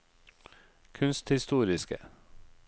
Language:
Norwegian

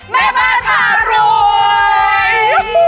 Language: Thai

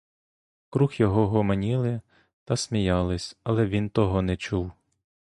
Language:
Ukrainian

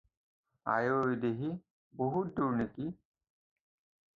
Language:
Assamese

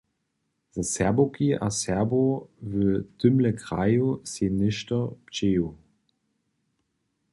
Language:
Upper Sorbian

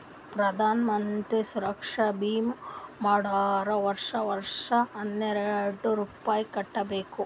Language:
Kannada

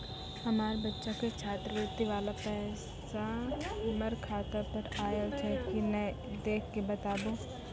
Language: Maithili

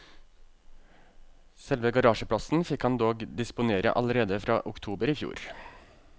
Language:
Norwegian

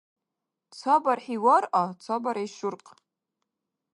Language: Dargwa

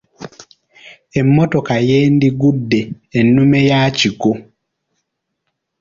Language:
Ganda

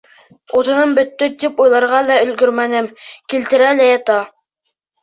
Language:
Bashkir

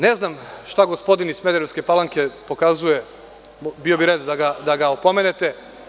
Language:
Serbian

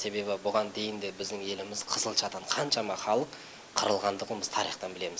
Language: Kazakh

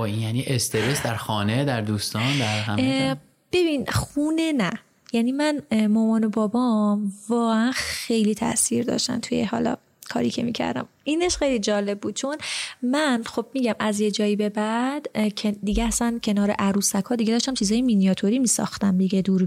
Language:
Persian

